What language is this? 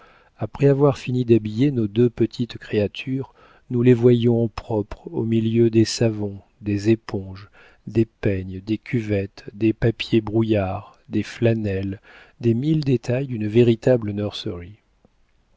French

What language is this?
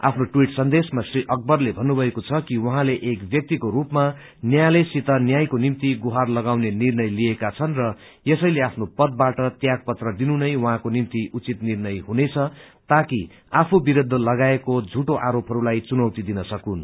Nepali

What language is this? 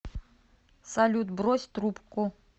Russian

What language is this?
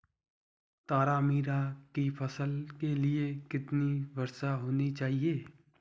Hindi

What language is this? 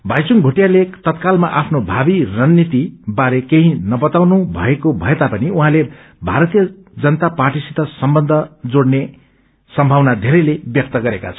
Nepali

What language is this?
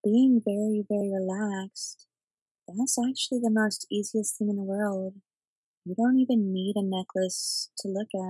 English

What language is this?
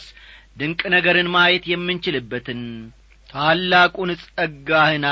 Amharic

